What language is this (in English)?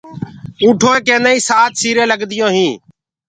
Gurgula